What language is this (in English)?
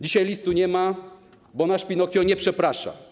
Polish